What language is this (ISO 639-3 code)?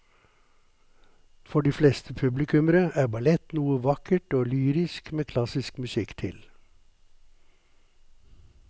nor